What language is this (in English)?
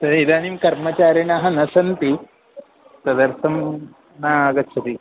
Sanskrit